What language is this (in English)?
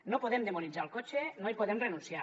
Catalan